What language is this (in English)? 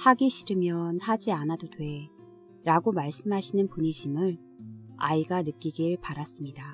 Korean